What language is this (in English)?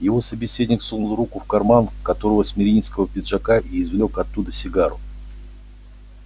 Russian